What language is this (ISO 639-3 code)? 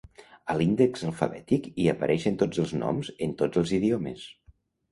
cat